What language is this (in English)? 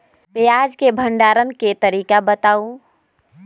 Magahi